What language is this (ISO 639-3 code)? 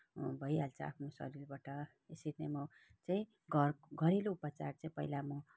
nep